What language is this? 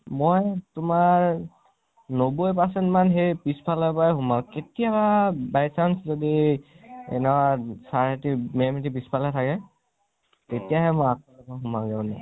Assamese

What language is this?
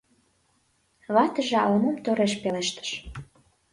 Mari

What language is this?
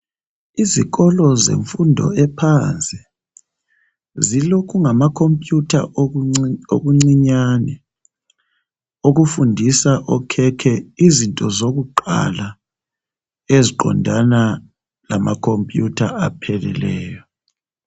North Ndebele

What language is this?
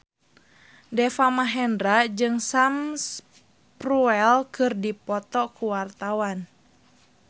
Sundanese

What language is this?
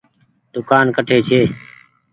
Goaria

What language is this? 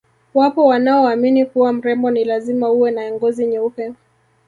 Swahili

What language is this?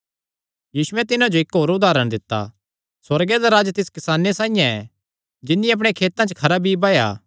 Kangri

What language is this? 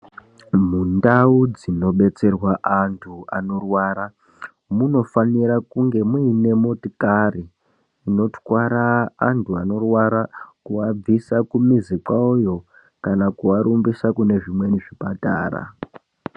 Ndau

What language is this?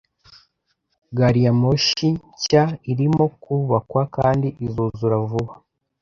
Kinyarwanda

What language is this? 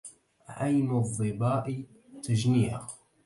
Arabic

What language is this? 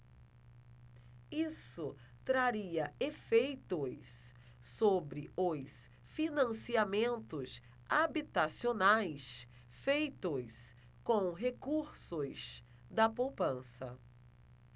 Portuguese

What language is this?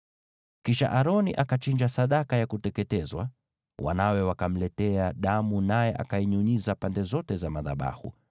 Swahili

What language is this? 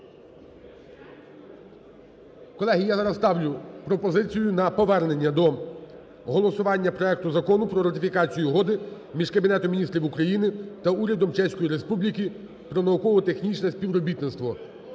Ukrainian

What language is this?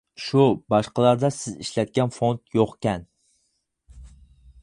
Uyghur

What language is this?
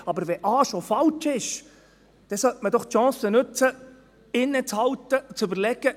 Swiss German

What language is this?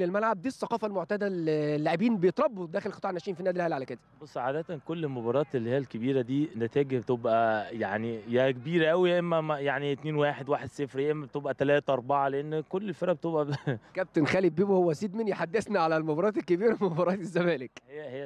Arabic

